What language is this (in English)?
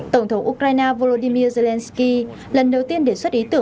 Vietnamese